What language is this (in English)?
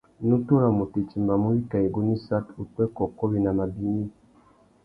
Tuki